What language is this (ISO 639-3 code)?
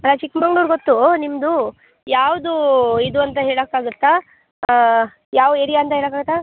kan